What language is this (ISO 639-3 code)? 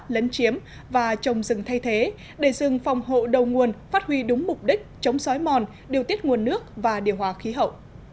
vie